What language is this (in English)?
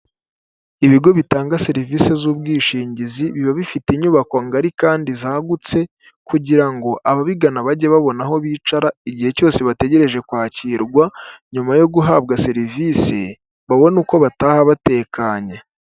Kinyarwanda